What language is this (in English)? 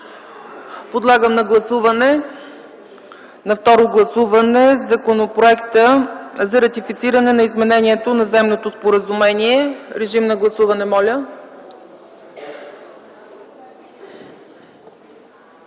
Bulgarian